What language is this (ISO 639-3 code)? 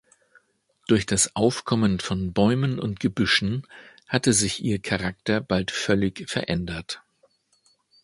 deu